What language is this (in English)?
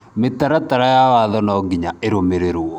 Kikuyu